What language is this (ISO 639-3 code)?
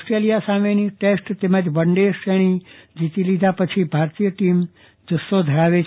guj